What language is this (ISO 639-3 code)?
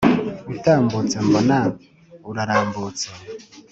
kin